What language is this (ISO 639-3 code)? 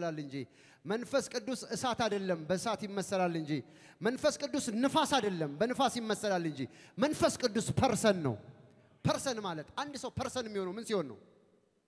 ara